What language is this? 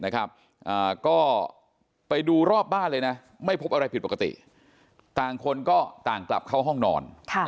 Thai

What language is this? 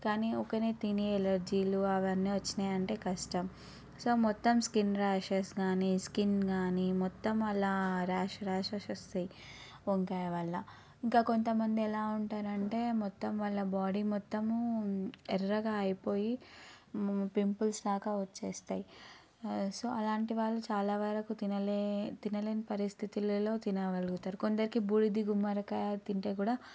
Telugu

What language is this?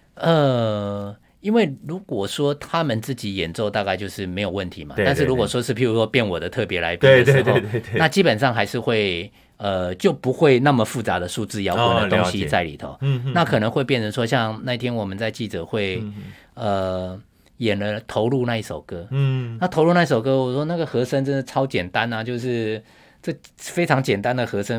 Chinese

